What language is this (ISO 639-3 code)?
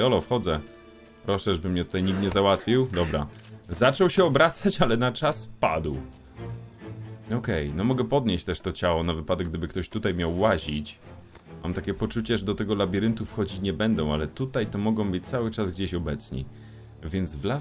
pol